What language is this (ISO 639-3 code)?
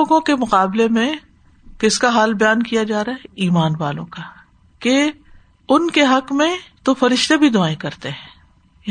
urd